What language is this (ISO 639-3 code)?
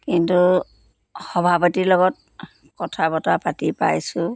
asm